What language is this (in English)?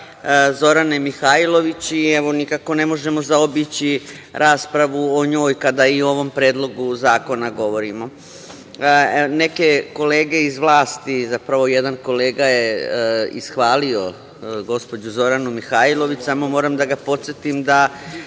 Serbian